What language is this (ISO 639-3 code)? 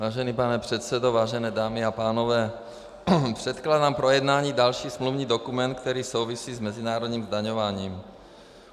ces